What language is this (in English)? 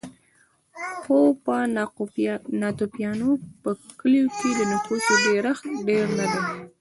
Pashto